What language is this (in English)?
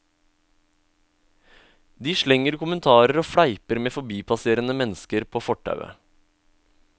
Norwegian